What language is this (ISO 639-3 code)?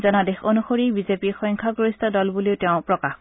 asm